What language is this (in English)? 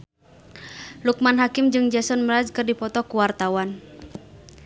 Sundanese